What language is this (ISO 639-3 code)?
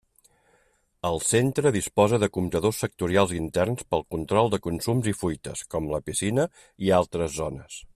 cat